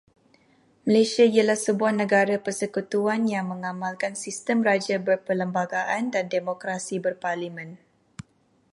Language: Malay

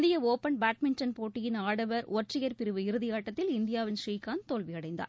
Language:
Tamil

